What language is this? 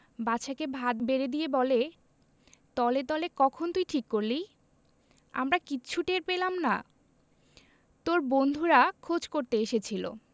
Bangla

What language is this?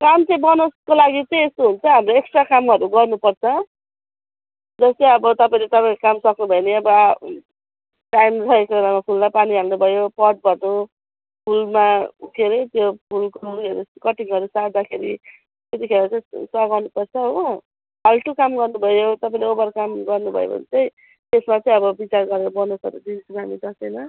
Nepali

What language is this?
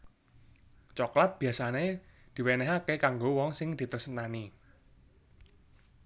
Javanese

